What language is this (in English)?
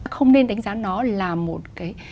Vietnamese